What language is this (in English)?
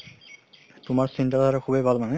Assamese